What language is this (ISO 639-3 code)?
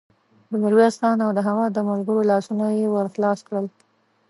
pus